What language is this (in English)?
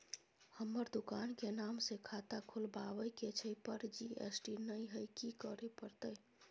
Maithili